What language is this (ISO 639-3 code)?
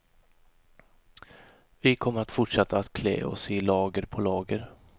swe